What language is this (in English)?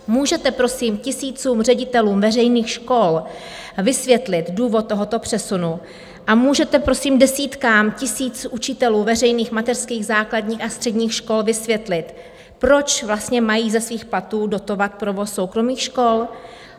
Czech